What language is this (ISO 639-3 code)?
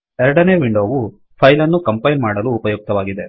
kan